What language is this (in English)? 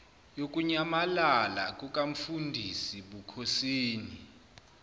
Zulu